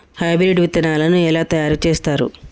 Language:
Telugu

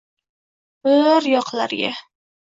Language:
Uzbek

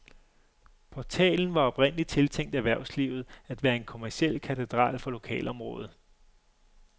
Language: Danish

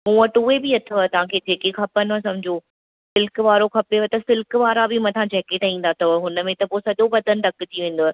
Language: Sindhi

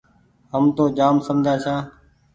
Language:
Goaria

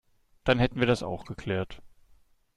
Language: German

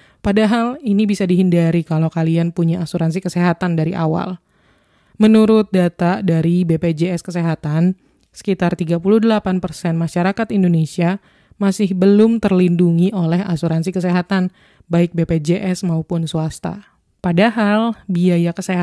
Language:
Indonesian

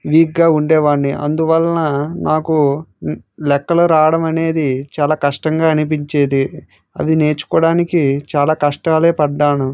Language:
Telugu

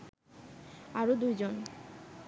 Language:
Bangla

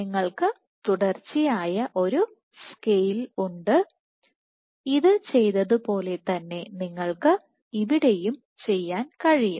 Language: Malayalam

